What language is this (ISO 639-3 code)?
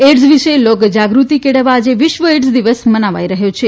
guj